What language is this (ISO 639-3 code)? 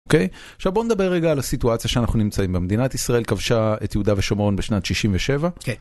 heb